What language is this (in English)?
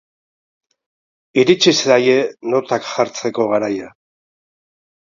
Basque